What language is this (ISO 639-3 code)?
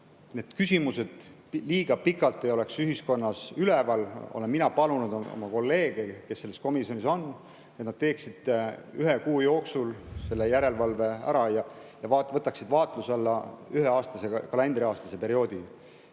est